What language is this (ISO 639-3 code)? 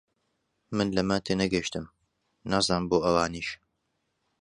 ckb